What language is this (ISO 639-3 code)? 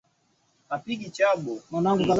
swa